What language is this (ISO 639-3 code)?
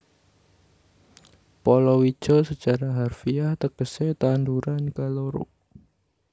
jav